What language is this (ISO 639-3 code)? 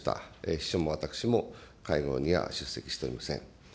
jpn